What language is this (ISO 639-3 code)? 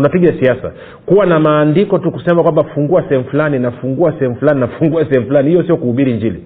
swa